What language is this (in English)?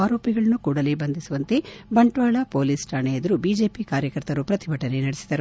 Kannada